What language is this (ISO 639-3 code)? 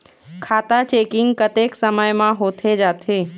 hne